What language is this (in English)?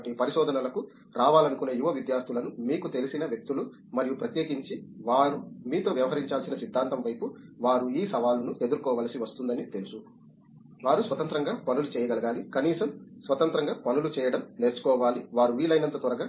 Telugu